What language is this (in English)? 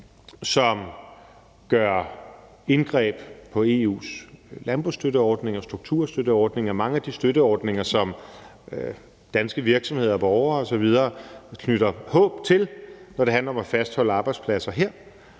Danish